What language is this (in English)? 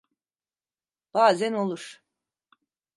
Turkish